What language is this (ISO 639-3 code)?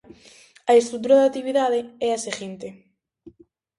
glg